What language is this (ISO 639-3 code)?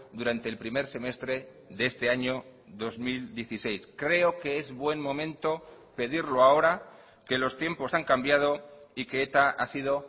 spa